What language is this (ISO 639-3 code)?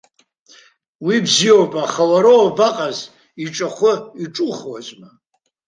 abk